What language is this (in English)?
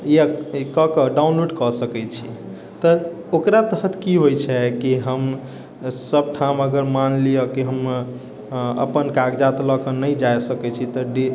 Maithili